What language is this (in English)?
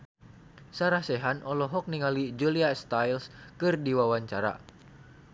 Sundanese